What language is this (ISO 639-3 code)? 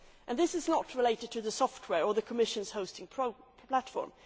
eng